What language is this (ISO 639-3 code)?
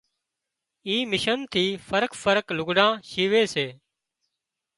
kxp